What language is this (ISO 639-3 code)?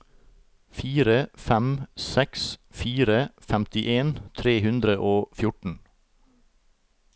nor